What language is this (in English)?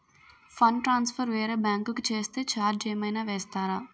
Telugu